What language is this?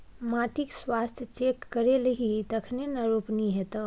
Maithili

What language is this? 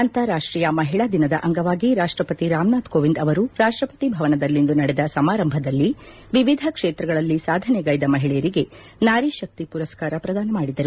Kannada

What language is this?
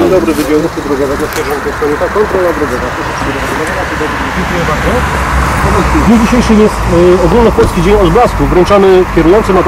Polish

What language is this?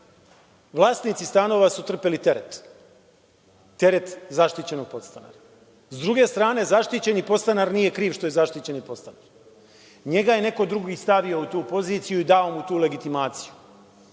Serbian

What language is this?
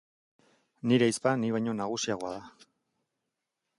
Basque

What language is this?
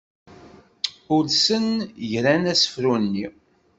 Kabyle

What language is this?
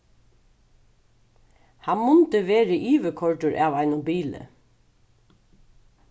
Faroese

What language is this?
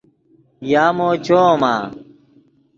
Yidgha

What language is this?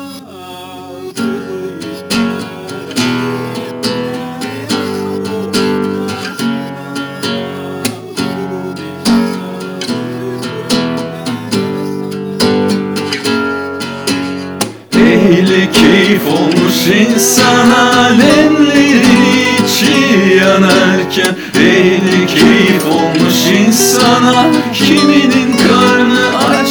Turkish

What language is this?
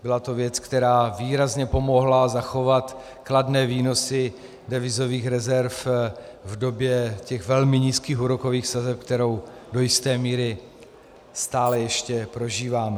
Czech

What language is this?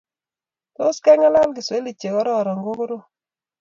Kalenjin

